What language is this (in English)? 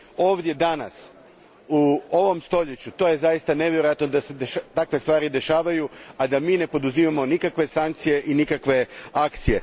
Croatian